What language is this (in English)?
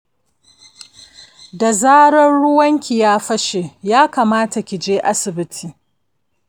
Hausa